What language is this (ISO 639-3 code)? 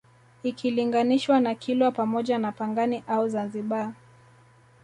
swa